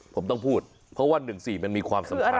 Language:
Thai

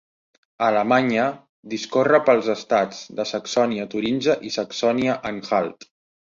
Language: Catalan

